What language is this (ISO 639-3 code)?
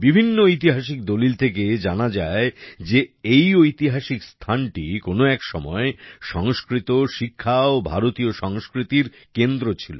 ben